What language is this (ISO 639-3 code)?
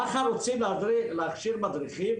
heb